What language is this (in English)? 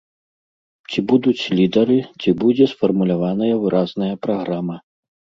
Belarusian